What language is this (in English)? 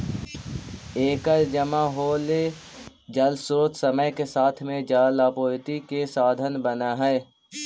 Magahi